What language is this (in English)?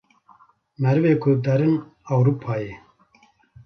Kurdish